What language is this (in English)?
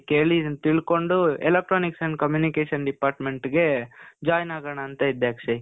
Kannada